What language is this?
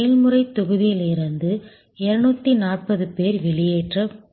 Tamil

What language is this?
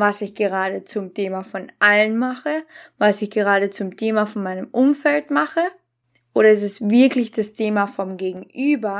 German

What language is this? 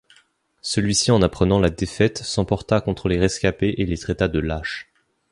French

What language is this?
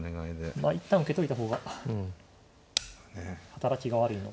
Japanese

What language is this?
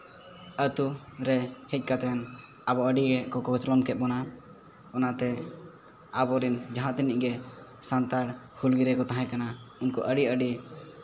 Santali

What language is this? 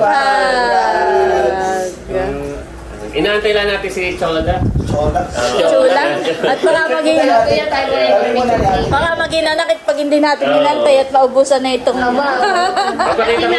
Filipino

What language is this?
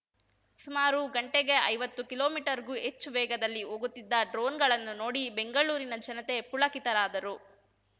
Kannada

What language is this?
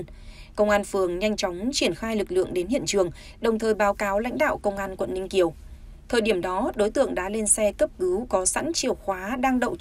Vietnamese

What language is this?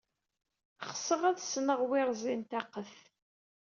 Kabyle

